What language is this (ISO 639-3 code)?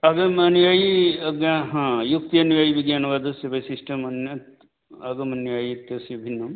san